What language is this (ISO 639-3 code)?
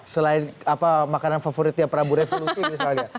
ind